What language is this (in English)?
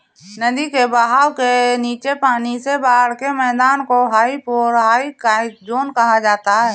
Hindi